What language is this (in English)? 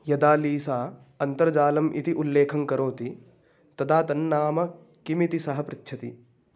Sanskrit